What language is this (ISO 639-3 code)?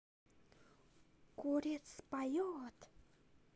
rus